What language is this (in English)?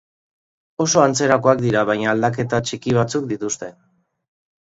Basque